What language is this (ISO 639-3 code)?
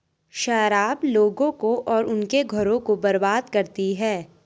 hin